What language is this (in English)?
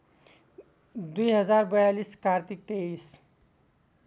Nepali